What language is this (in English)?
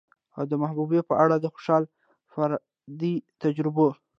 Pashto